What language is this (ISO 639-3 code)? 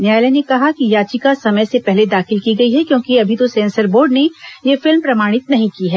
hin